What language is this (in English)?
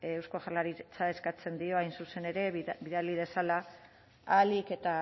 Basque